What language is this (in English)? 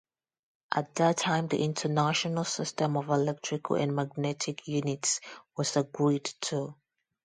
English